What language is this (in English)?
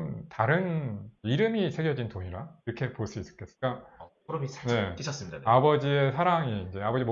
Korean